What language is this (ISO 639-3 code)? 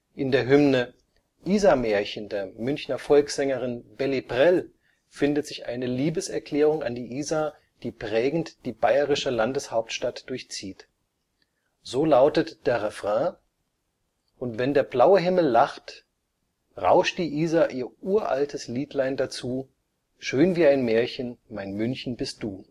deu